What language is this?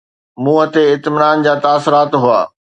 Sindhi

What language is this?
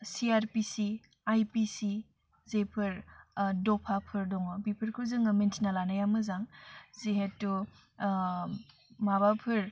Bodo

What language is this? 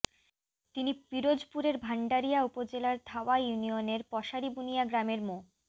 Bangla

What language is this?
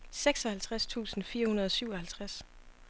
Danish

